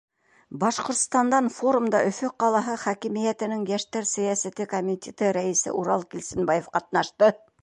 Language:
Bashkir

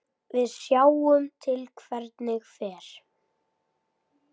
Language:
Icelandic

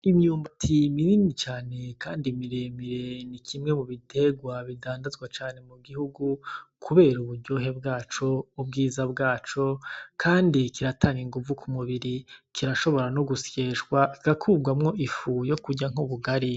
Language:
Rundi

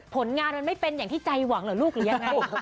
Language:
Thai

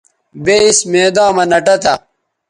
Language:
Bateri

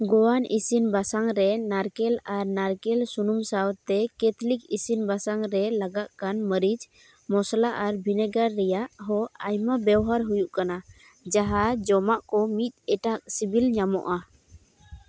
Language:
Santali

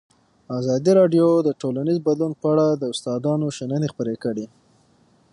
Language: Pashto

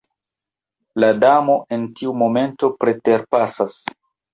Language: Esperanto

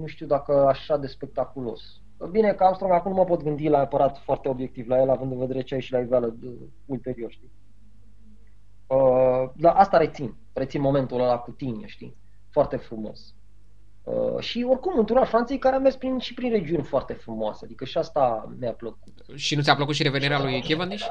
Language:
Romanian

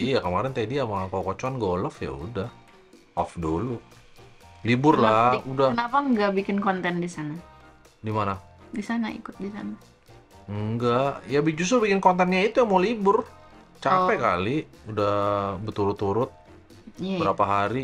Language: Indonesian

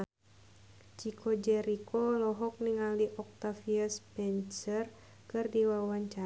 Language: Sundanese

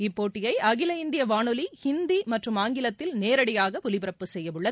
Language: Tamil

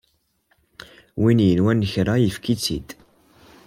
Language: Kabyle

